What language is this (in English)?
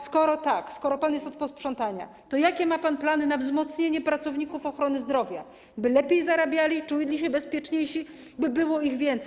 Polish